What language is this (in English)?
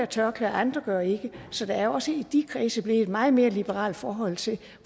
Danish